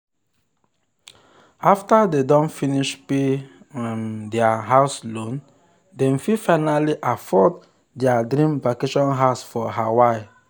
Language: Nigerian Pidgin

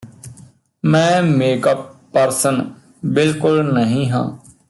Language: Punjabi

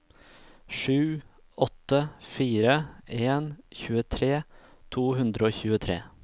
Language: Norwegian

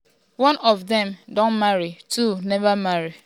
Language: Nigerian Pidgin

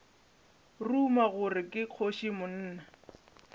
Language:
Northern Sotho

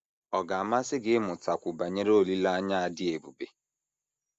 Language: Igbo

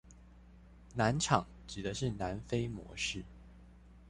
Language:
Chinese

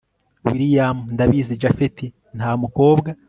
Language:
Kinyarwanda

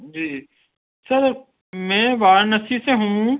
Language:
Urdu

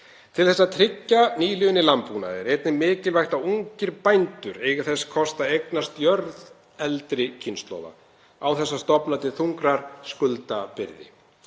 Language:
Icelandic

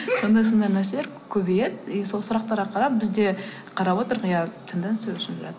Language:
Kazakh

